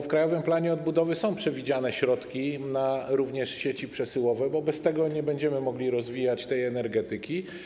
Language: Polish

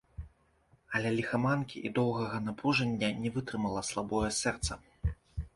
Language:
Belarusian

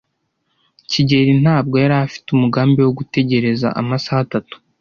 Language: Kinyarwanda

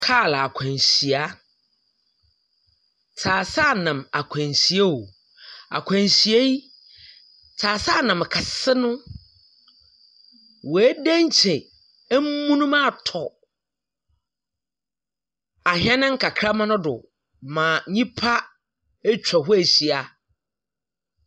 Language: Akan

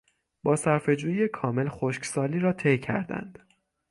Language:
Persian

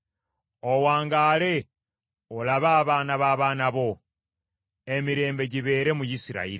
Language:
Ganda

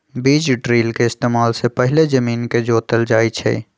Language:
Magahi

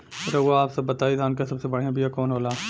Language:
Bhojpuri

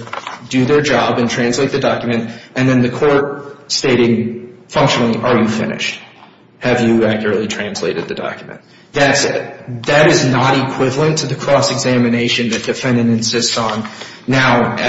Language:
English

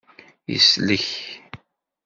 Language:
Kabyle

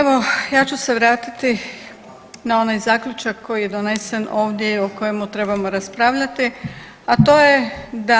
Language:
Croatian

